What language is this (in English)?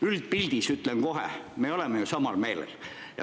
Estonian